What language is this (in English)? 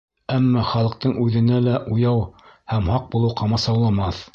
Bashkir